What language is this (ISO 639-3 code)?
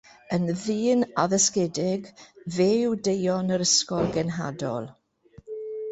cym